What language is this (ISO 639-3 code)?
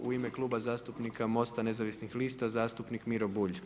hrv